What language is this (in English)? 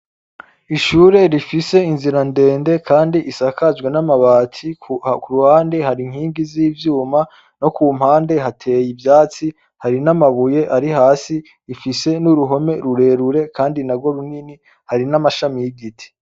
Rundi